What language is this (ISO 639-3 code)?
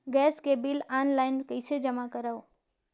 hne